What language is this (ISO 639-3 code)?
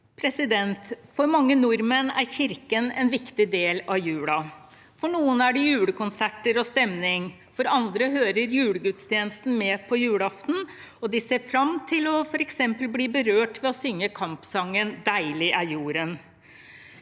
nor